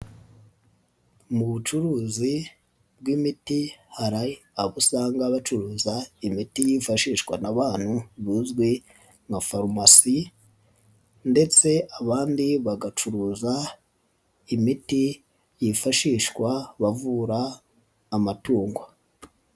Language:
Kinyarwanda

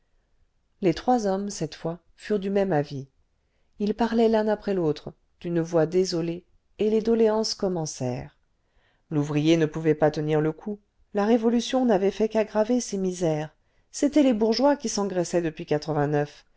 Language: French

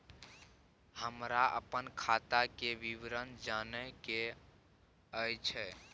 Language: Maithili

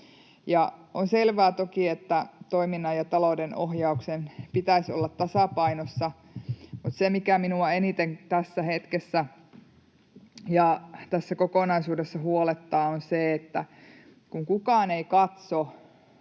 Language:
Finnish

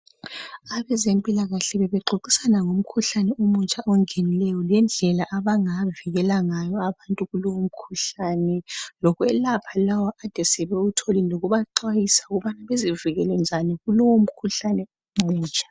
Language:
North Ndebele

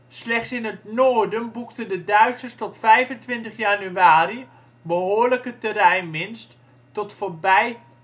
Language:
Dutch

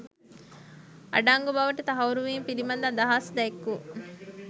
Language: Sinhala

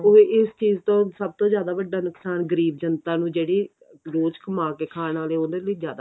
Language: Punjabi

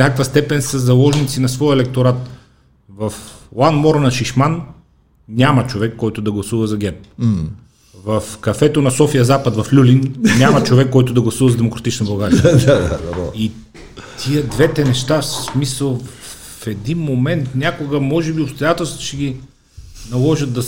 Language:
Bulgarian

